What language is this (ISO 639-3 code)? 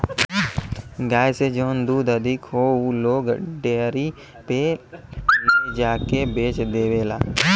bho